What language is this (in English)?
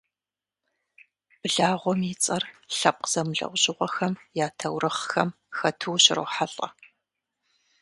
Kabardian